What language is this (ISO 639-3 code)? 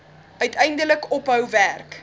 afr